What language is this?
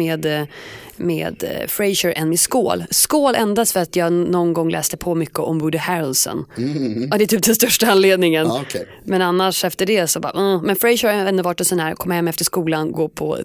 Swedish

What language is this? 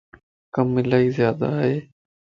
Lasi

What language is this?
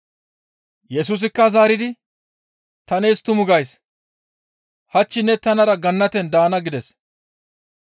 Gamo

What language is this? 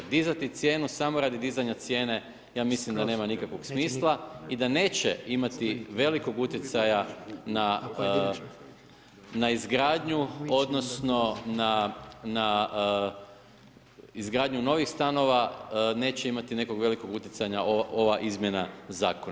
Croatian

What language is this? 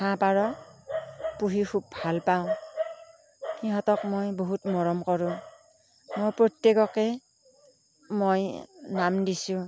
Assamese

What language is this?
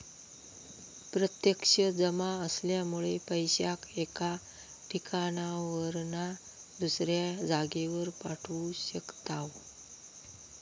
Marathi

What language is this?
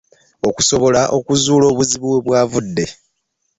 Ganda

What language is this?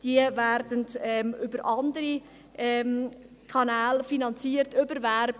Swiss German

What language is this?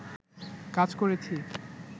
Bangla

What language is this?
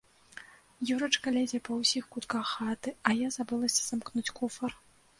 Belarusian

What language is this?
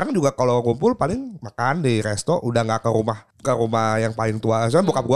Indonesian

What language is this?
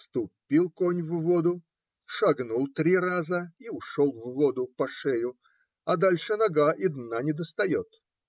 Russian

